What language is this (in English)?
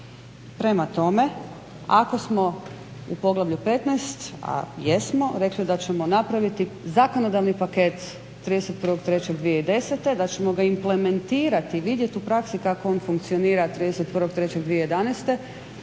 Croatian